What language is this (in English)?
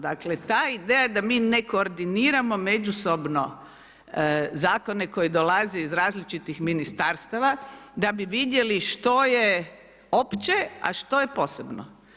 Croatian